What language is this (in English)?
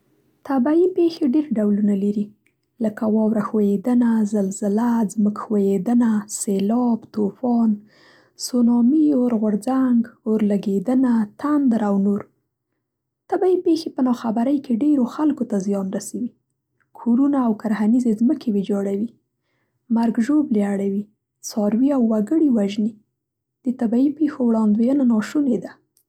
Central Pashto